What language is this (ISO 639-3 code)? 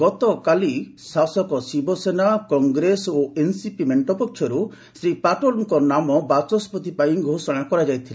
ori